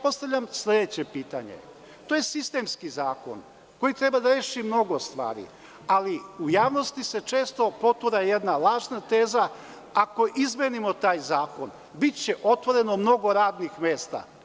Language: Serbian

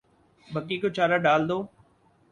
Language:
Urdu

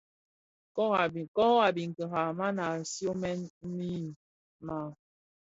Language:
Bafia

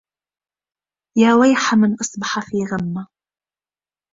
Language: Arabic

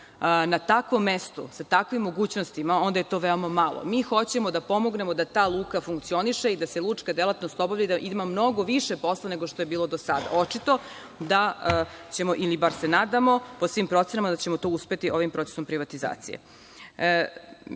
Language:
Serbian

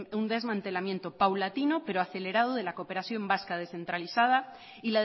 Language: Spanish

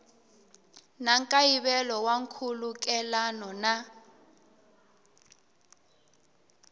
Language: Tsonga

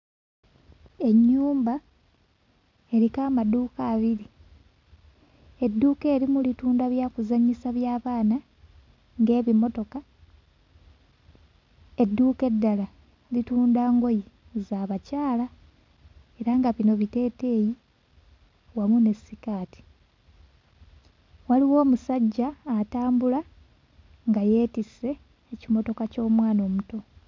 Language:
Ganda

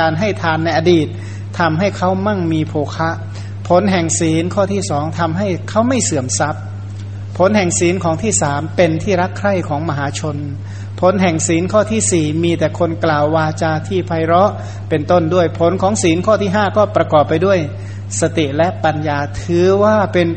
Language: Thai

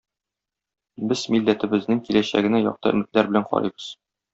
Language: Tatar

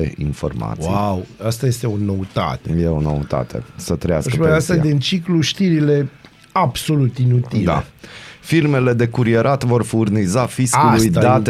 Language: Romanian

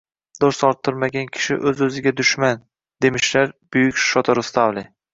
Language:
Uzbek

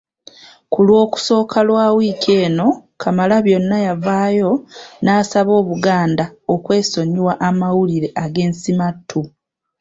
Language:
Ganda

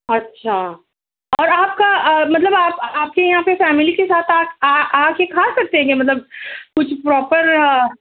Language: Urdu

